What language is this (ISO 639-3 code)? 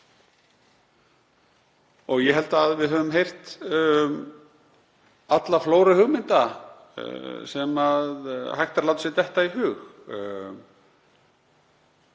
isl